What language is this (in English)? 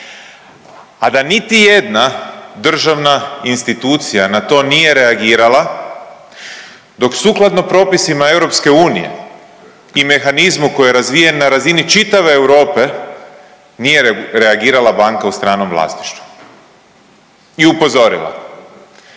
Croatian